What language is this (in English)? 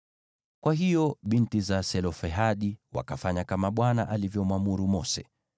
Swahili